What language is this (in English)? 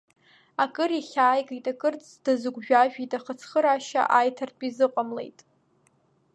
Abkhazian